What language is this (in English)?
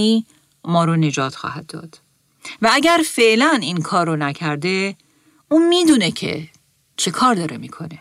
Persian